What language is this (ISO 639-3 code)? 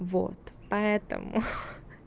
rus